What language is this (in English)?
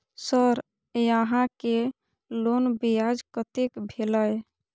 Maithili